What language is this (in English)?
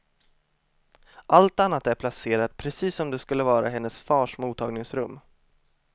Swedish